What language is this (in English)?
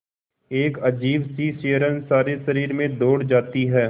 Hindi